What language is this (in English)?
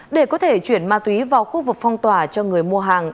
Vietnamese